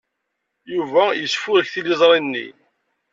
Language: Kabyle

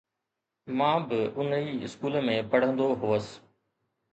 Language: Sindhi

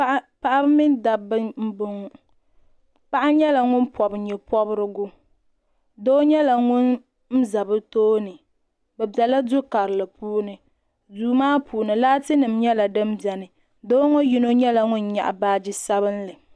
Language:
Dagbani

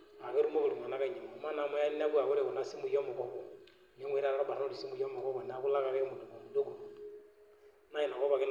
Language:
Masai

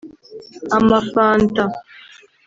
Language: Kinyarwanda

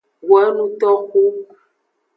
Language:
Aja (Benin)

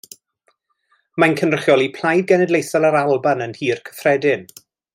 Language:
Welsh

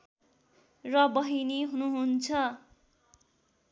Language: Nepali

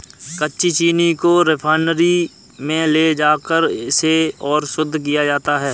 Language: Hindi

